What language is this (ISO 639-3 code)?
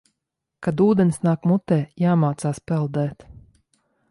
lav